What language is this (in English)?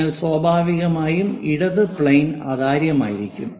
Malayalam